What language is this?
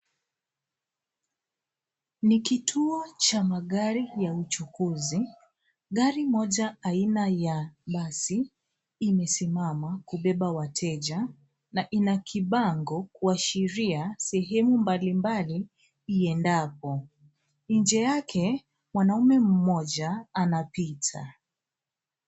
Swahili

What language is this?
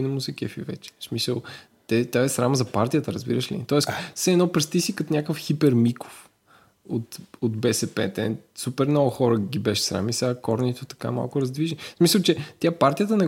Bulgarian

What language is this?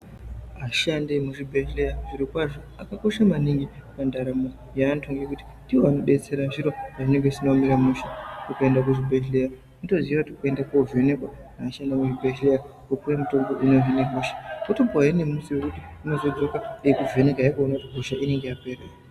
Ndau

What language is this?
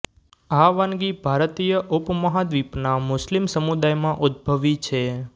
Gujarati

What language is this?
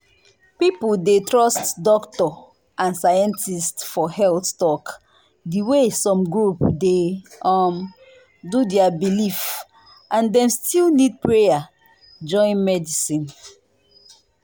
Nigerian Pidgin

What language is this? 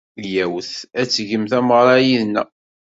Kabyle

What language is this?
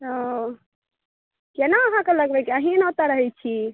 Maithili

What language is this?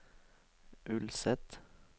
Norwegian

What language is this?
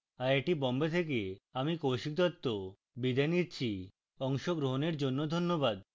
Bangla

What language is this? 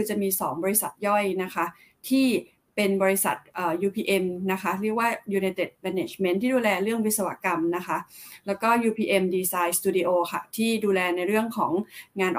Thai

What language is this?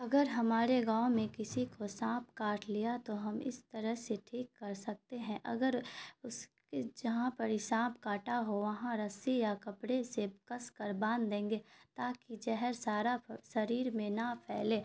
Urdu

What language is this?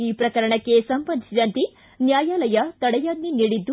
Kannada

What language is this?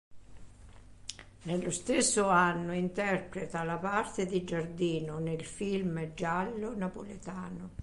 Italian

